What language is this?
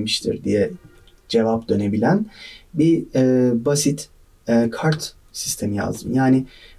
Turkish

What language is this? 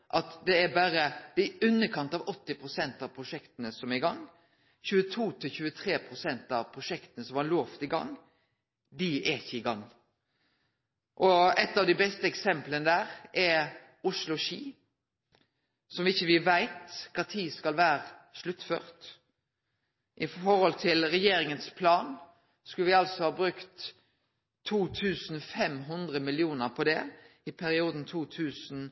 Norwegian Nynorsk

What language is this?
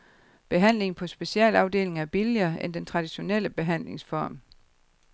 Danish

